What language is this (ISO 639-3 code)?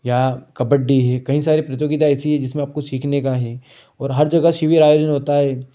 hin